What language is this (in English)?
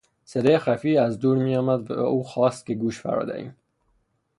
Persian